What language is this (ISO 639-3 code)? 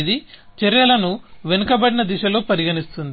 tel